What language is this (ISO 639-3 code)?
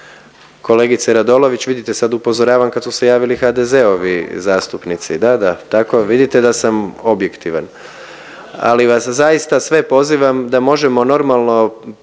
hrv